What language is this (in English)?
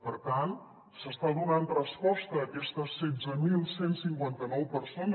Catalan